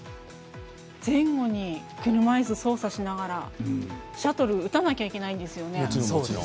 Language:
Japanese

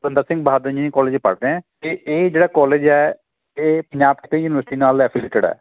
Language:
Punjabi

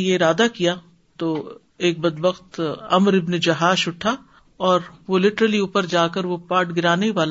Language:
Urdu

